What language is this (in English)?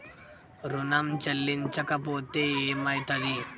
Telugu